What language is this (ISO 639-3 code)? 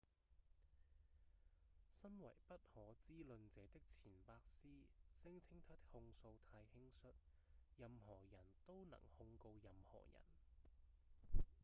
yue